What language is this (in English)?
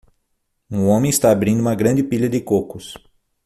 Portuguese